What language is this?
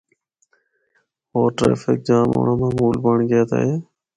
Northern Hindko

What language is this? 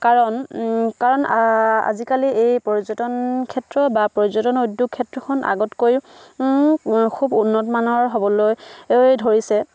Assamese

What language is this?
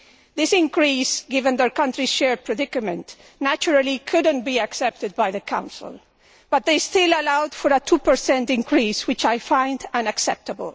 English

